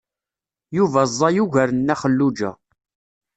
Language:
Kabyle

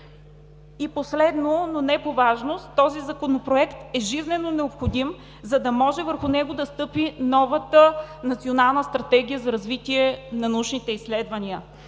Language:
Bulgarian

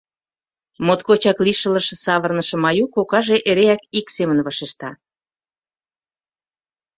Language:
Mari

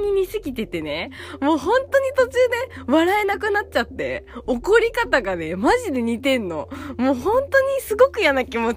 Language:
Japanese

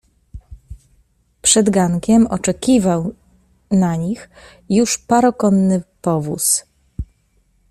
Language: Polish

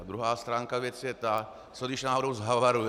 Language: Czech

